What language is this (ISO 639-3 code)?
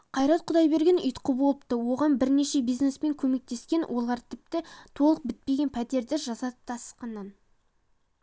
kaz